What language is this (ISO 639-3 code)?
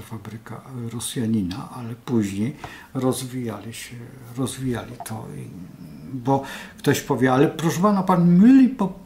pol